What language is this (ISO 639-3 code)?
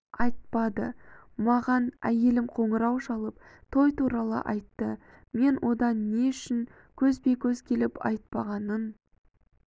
kaz